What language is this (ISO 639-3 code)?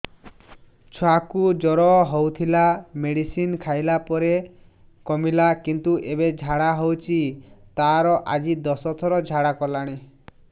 ori